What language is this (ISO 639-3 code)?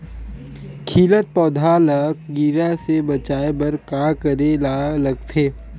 hne